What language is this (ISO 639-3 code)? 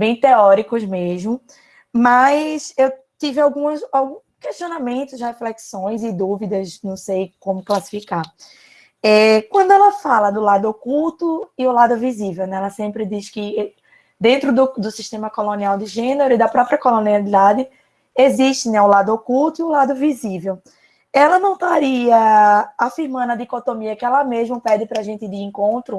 por